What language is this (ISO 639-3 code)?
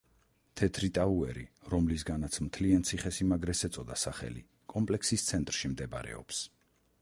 kat